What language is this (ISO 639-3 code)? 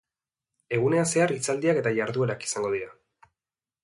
eus